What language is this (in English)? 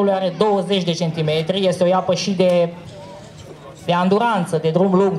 Romanian